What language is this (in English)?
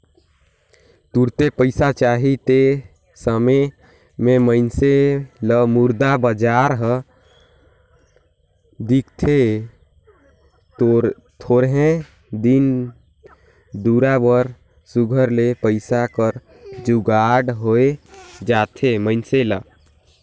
Chhattisgarhi